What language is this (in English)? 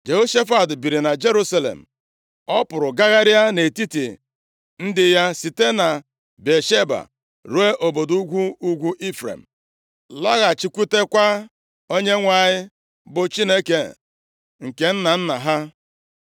Igbo